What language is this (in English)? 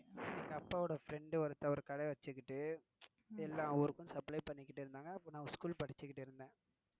Tamil